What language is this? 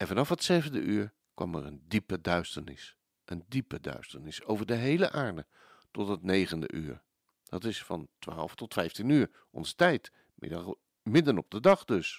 Dutch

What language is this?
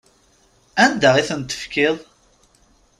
Kabyle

